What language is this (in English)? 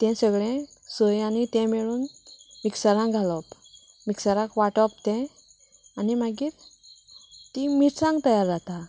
Konkani